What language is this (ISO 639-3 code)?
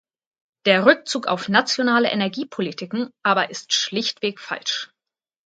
deu